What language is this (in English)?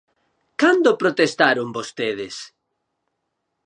Galician